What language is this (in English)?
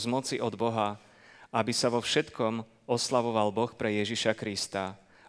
Slovak